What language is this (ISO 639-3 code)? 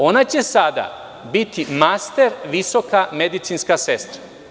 srp